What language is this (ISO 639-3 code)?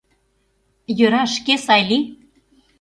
chm